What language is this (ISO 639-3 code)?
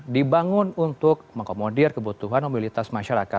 ind